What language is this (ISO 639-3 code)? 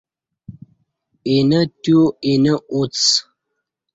bsh